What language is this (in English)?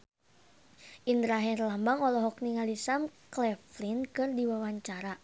Sundanese